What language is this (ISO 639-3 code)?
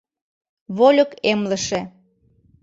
chm